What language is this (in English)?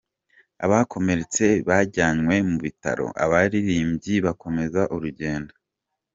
Kinyarwanda